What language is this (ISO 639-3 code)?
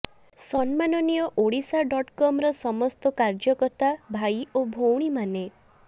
ori